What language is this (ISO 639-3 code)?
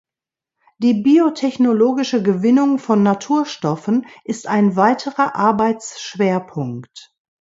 deu